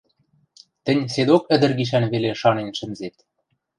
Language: Western Mari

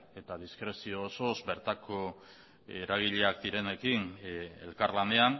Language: Basque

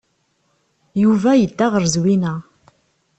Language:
Kabyle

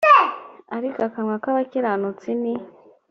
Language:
Kinyarwanda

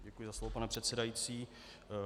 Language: Czech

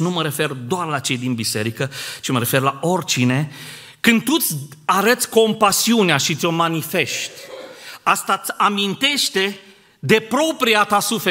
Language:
Romanian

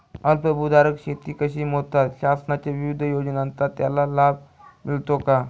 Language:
Marathi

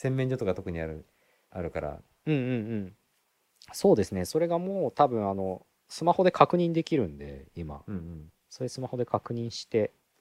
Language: Japanese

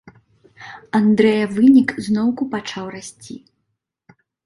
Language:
Belarusian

